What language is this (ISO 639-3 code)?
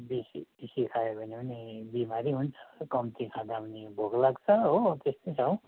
nep